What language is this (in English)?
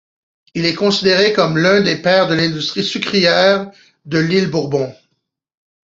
French